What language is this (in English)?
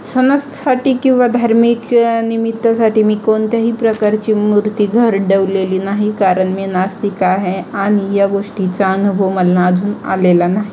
Marathi